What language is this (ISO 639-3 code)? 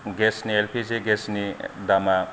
brx